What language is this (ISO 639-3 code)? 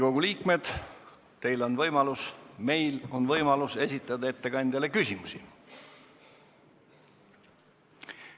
est